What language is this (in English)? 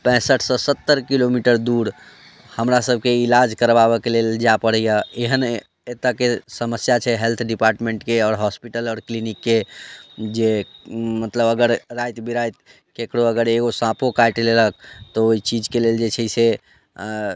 Maithili